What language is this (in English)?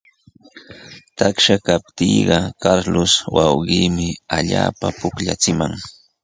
Sihuas Ancash Quechua